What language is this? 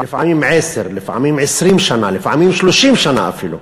Hebrew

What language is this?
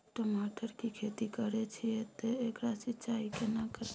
Maithili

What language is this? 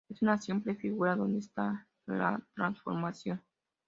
Spanish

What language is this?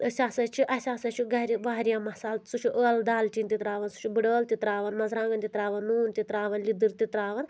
Kashmiri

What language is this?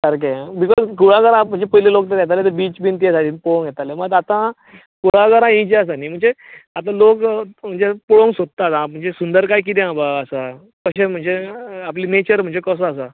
Konkani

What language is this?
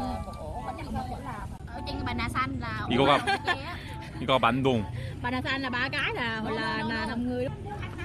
Korean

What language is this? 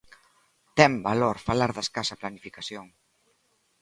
Galician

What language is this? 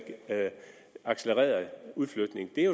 Danish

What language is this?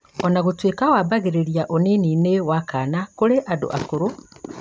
Kikuyu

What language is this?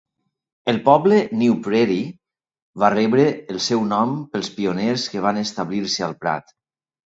Catalan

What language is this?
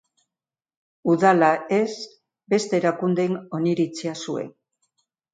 Basque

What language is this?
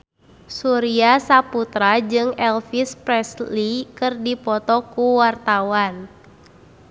Sundanese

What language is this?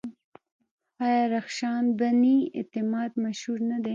Pashto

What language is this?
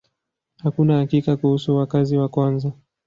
Swahili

